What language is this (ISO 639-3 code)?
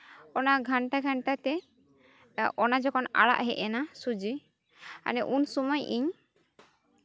sat